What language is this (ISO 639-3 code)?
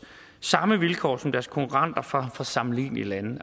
dan